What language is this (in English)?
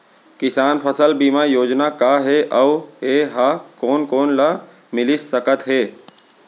Chhattisgarhi